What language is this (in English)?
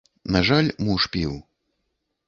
Belarusian